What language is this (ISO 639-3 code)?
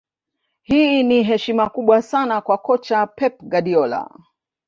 swa